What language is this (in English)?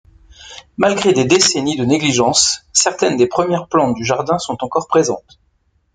French